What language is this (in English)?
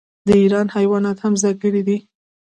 Pashto